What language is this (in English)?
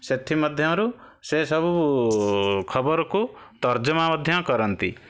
Odia